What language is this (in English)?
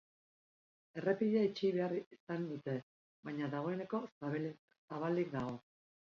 Basque